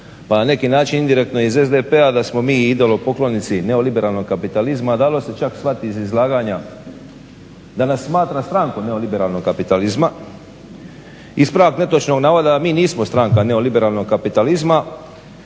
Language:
Croatian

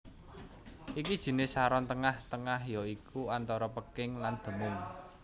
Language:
Javanese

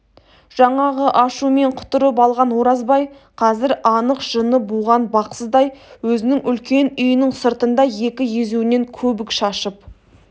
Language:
Kazakh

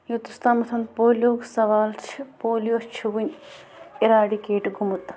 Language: Kashmiri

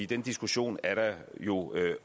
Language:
Danish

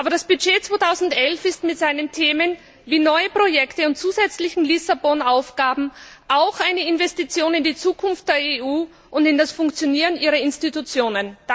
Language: German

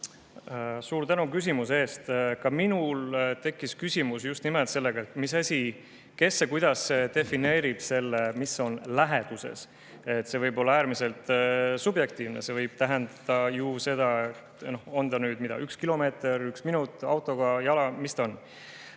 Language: Estonian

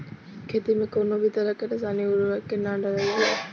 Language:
Bhojpuri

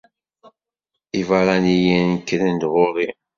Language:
Kabyle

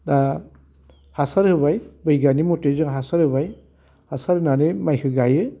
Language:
Bodo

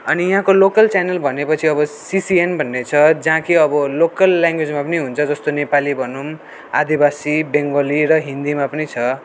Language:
Nepali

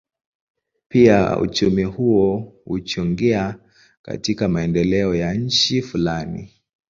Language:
Swahili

